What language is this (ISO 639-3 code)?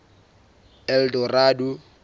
sot